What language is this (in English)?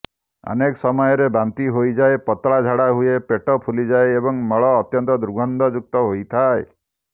Odia